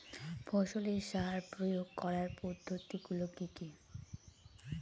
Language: Bangla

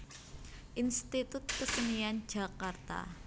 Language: Javanese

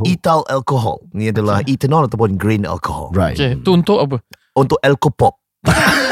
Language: Malay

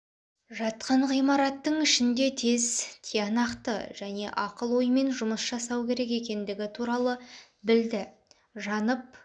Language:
Kazakh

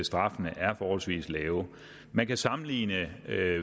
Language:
Danish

